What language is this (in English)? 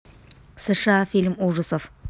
Russian